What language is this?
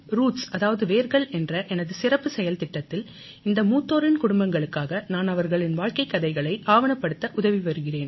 Tamil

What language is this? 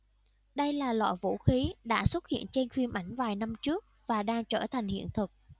Vietnamese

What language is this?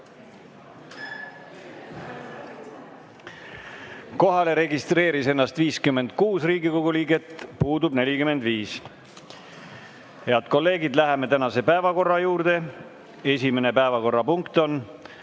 Estonian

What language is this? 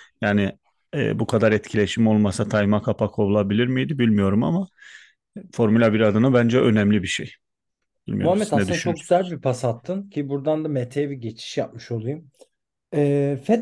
Turkish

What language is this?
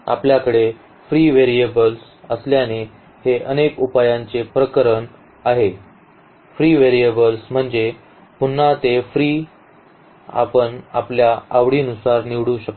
Marathi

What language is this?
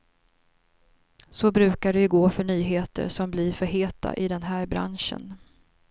Swedish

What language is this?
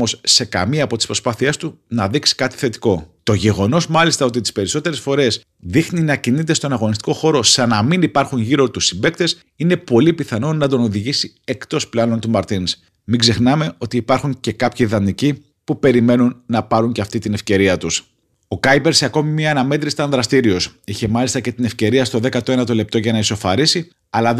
Greek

